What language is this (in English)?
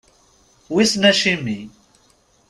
Kabyle